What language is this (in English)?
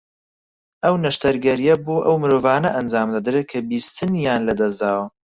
Central Kurdish